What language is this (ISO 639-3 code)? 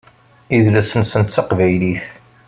kab